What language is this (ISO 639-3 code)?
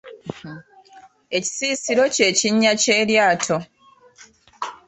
lug